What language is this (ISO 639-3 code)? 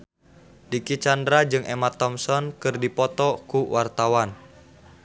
sun